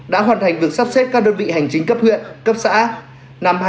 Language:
Vietnamese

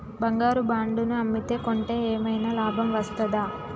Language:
Telugu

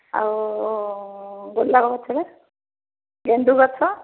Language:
Odia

